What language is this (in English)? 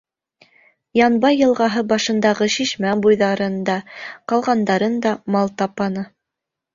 Bashkir